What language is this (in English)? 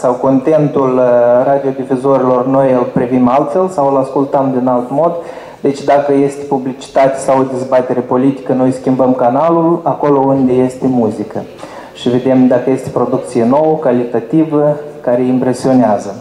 Romanian